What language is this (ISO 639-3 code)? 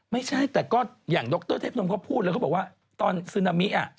tha